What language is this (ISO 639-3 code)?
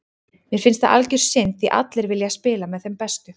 isl